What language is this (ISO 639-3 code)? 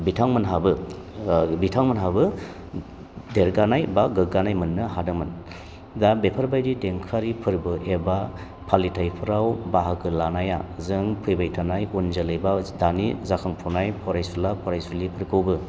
brx